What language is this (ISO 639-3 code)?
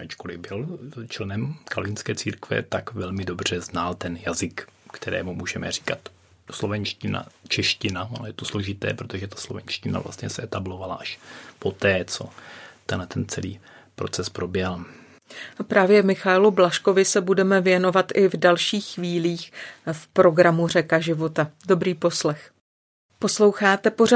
ces